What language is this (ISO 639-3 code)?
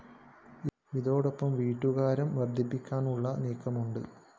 mal